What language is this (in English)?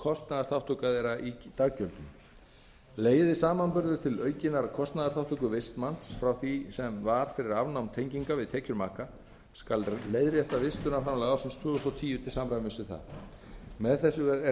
Icelandic